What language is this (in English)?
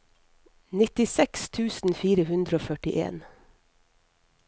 Norwegian